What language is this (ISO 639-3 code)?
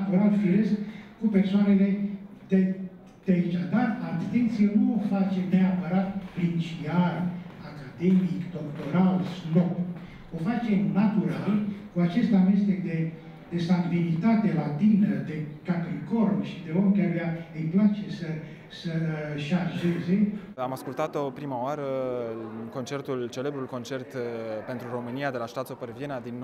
ron